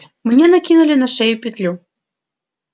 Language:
Russian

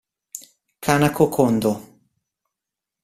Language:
Italian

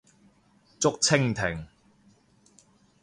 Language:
Cantonese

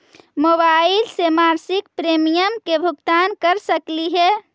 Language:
Magahi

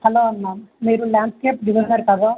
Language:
Telugu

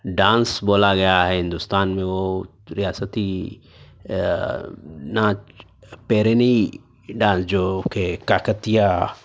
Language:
Urdu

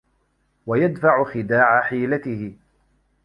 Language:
Arabic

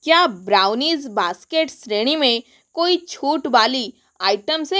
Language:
Hindi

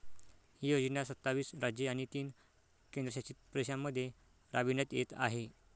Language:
Marathi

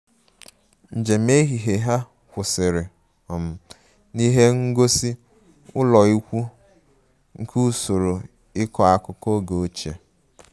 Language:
Igbo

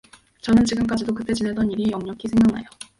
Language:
Korean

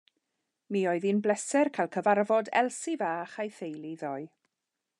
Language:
Welsh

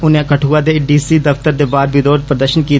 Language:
Dogri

